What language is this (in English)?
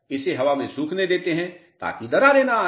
Hindi